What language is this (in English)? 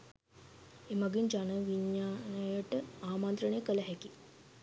Sinhala